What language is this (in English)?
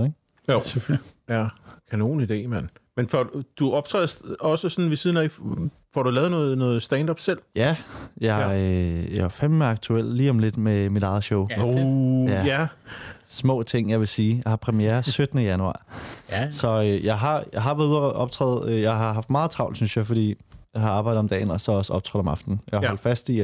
Danish